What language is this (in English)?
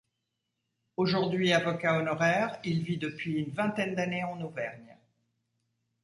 French